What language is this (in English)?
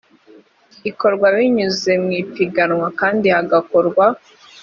Kinyarwanda